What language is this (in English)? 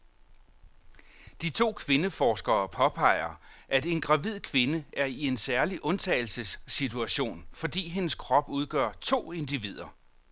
Danish